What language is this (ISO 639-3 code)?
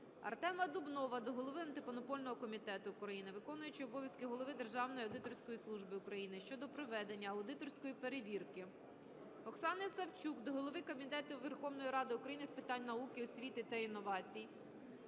ukr